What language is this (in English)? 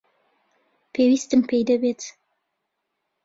Central Kurdish